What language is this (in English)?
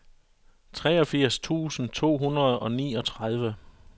Danish